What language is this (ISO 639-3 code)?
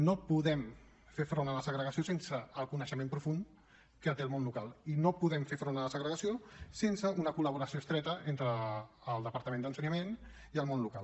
cat